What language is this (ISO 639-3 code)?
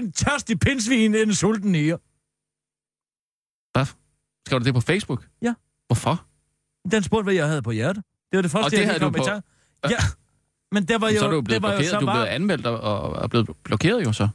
dan